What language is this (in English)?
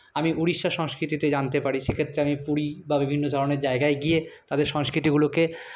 Bangla